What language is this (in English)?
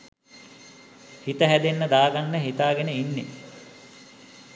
Sinhala